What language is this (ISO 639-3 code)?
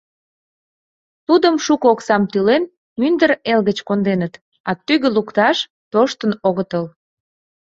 chm